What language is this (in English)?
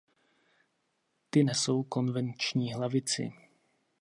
Czech